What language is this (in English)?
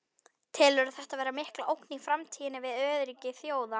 Icelandic